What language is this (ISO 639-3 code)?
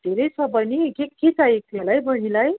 nep